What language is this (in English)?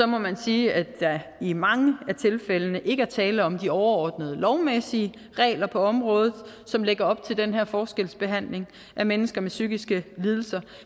Danish